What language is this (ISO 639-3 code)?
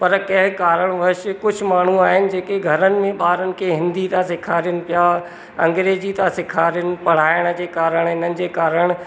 snd